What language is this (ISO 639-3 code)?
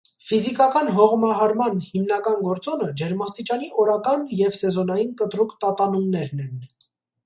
hye